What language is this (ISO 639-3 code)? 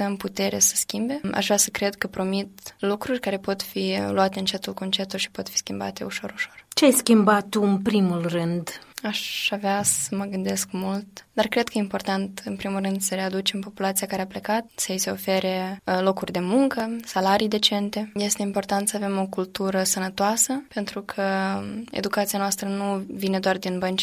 ron